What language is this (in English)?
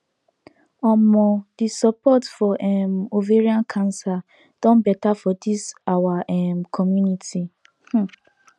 Nigerian Pidgin